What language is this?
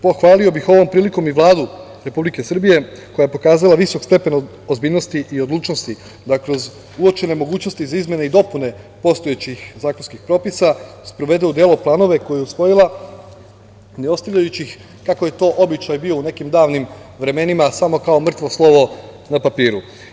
Serbian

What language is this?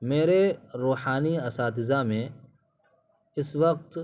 Urdu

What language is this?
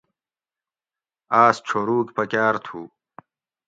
Gawri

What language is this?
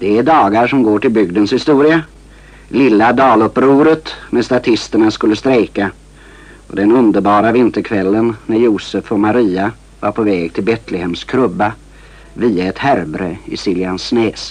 Swedish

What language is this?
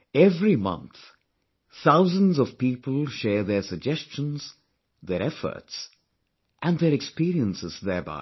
English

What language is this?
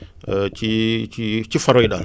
Wolof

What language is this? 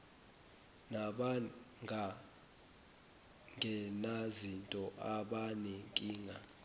Zulu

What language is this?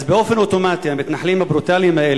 Hebrew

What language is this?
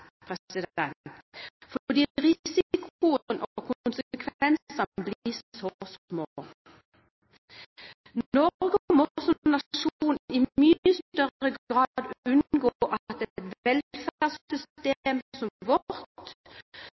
Norwegian Bokmål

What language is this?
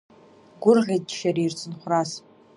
Abkhazian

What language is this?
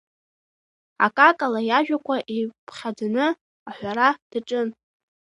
Abkhazian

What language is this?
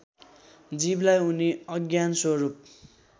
Nepali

